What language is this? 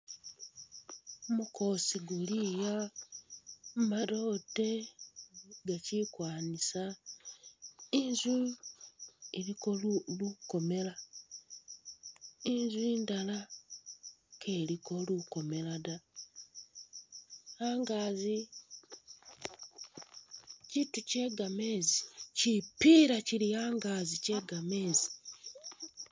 Masaaba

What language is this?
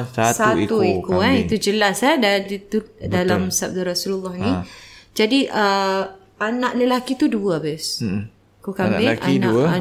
Malay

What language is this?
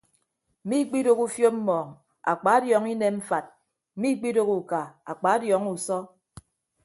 Ibibio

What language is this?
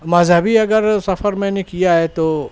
Urdu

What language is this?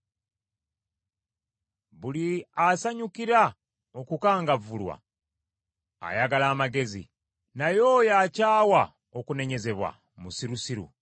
Ganda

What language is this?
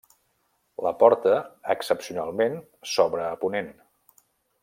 Catalan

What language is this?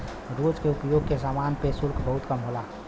Bhojpuri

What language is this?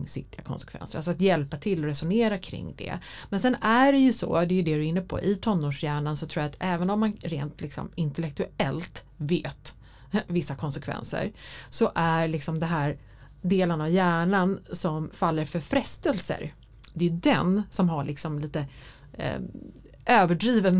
Swedish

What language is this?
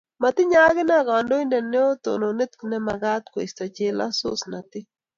Kalenjin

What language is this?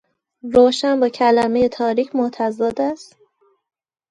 Persian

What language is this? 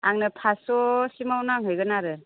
Bodo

